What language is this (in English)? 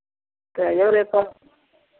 Maithili